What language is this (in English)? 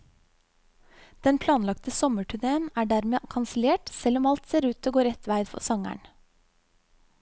Norwegian